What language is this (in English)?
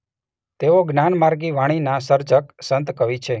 Gujarati